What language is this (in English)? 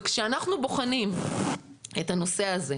Hebrew